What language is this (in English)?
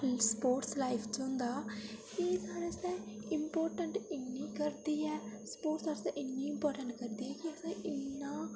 Dogri